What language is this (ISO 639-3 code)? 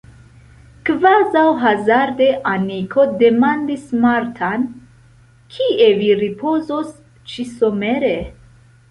epo